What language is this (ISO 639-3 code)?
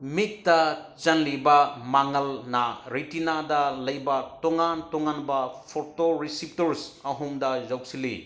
mni